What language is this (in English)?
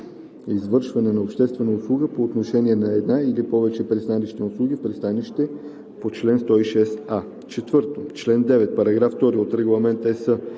Bulgarian